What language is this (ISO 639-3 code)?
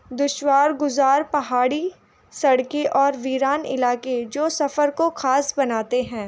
urd